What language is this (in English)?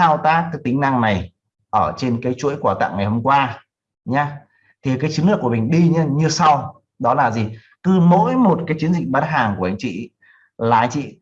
Vietnamese